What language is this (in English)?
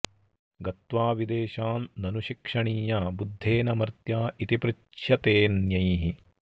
Sanskrit